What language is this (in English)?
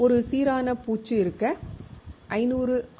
Tamil